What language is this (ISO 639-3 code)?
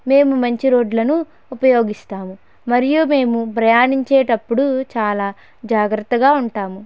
tel